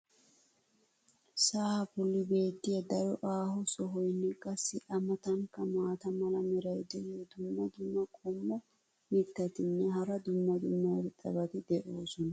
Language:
Wolaytta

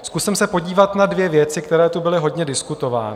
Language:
Czech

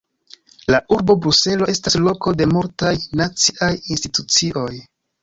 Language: Esperanto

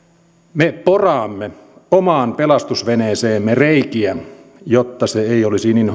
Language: Finnish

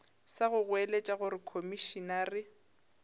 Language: Northern Sotho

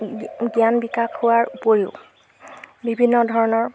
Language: Assamese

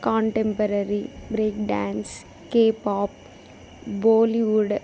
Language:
Telugu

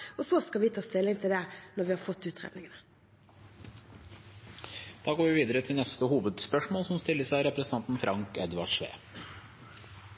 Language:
Norwegian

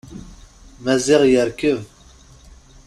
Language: Kabyle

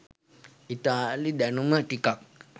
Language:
Sinhala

